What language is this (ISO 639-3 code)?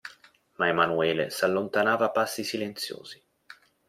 ita